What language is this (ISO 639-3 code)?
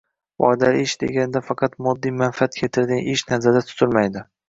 uzb